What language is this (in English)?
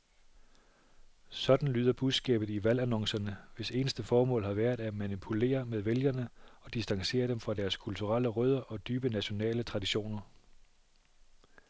Danish